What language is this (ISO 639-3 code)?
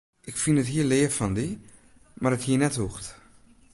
fry